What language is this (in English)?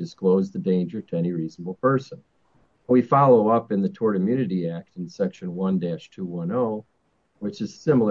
English